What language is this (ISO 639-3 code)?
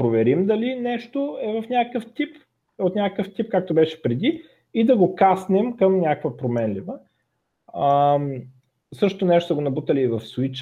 bul